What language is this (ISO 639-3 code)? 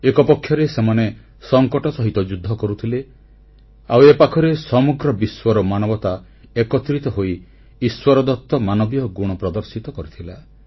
ori